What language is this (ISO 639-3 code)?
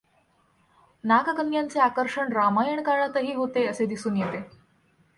mar